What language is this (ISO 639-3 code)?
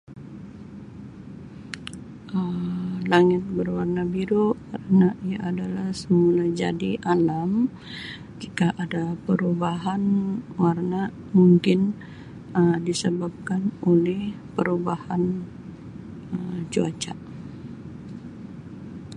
msi